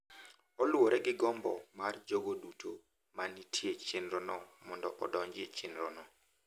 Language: Luo (Kenya and Tanzania)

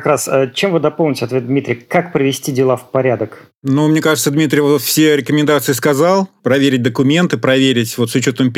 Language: Russian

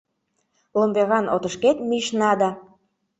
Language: Mari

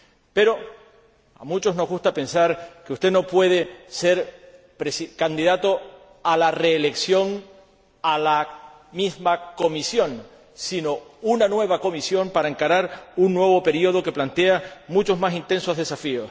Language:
Spanish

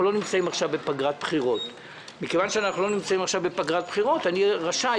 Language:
Hebrew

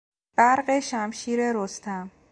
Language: Persian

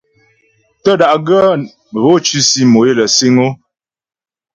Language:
Ghomala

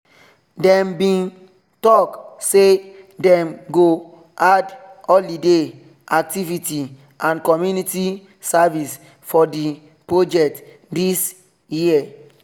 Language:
Nigerian Pidgin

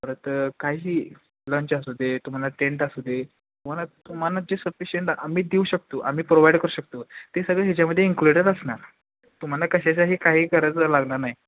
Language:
Marathi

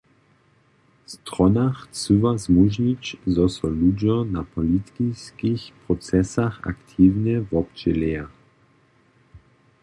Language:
Upper Sorbian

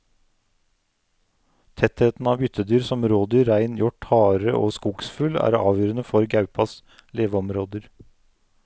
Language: Norwegian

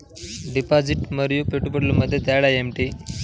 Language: Telugu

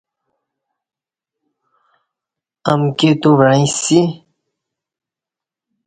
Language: Kati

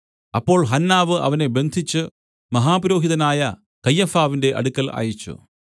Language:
Malayalam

